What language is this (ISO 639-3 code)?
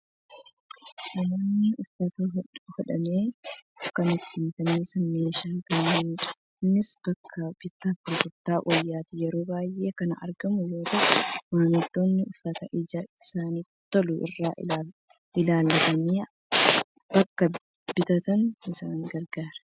orm